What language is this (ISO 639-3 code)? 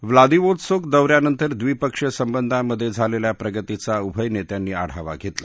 mar